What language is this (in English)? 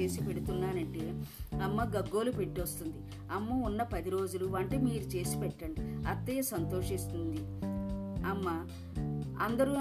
Telugu